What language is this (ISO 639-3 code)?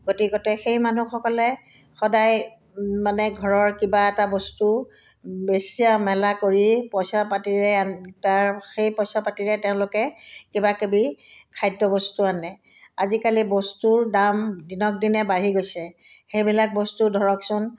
asm